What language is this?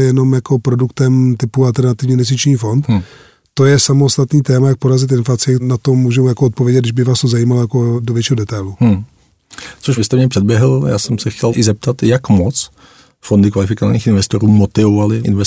Czech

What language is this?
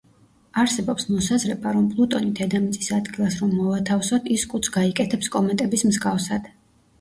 Georgian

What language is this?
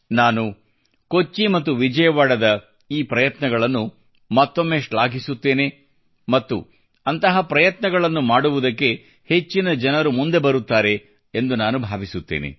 Kannada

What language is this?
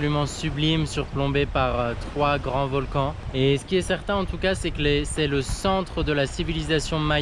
French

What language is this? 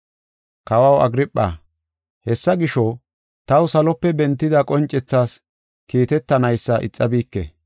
Gofa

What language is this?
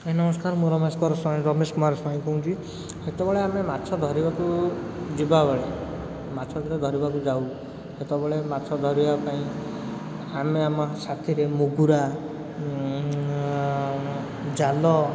Odia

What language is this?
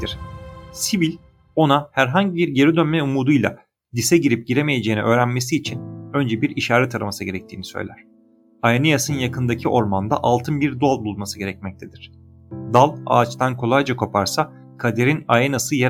Turkish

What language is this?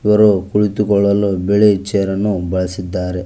Kannada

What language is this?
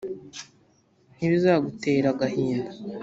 Kinyarwanda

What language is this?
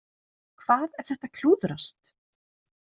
Icelandic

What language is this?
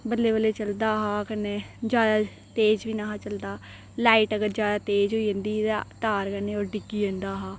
Dogri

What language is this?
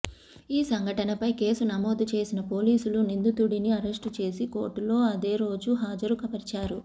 Telugu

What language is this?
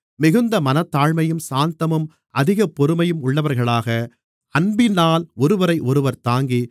Tamil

